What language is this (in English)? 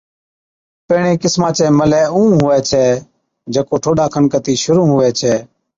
Od